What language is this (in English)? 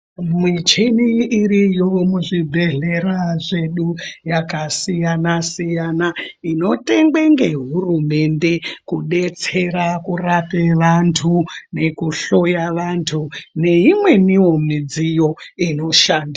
Ndau